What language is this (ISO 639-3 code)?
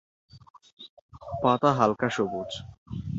ben